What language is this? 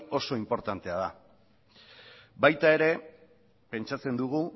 Basque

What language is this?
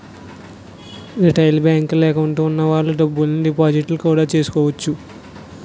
Telugu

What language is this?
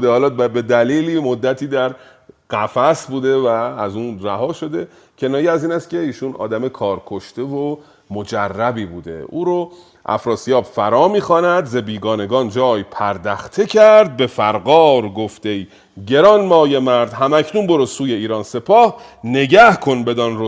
Persian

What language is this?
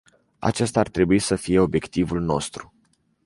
Romanian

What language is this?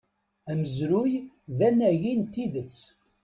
Kabyle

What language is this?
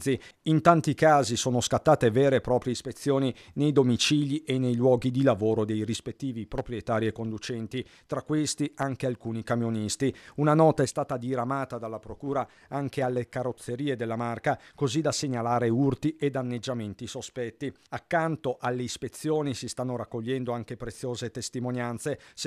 Italian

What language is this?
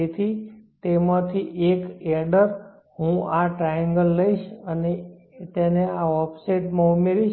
Gujarati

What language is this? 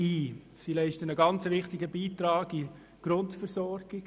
Swiss German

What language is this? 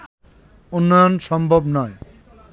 Bangla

